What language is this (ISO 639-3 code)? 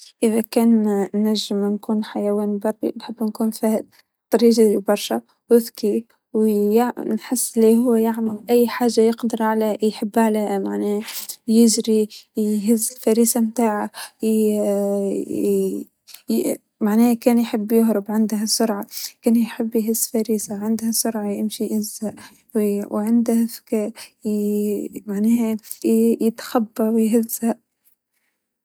aeb